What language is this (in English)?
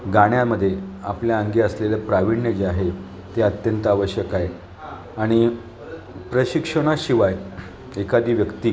Marathi